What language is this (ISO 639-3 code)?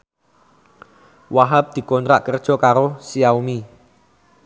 jav